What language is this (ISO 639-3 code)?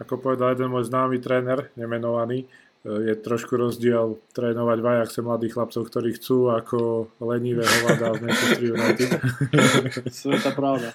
slk